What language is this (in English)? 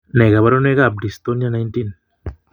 Kalenjin